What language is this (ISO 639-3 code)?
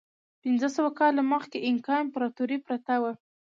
pus